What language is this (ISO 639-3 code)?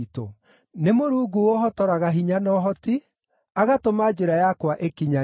kik